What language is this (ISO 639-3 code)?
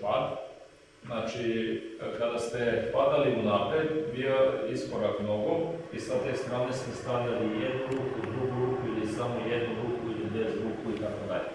srp